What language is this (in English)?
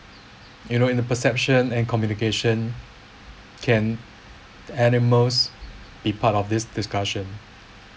English